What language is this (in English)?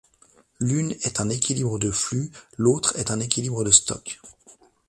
French